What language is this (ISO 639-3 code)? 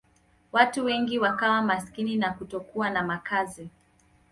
swa